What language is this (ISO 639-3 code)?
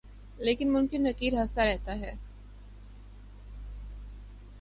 urd